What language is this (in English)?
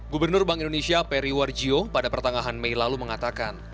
Indonesian